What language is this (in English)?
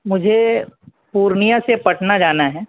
Urdu